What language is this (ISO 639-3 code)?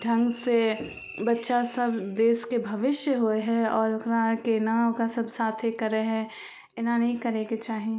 mai